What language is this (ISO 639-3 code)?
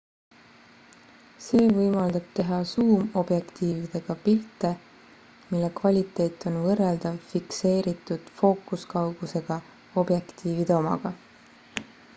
est